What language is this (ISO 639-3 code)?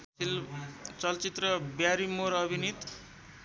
nep